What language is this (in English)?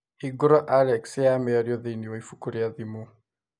Kikuyu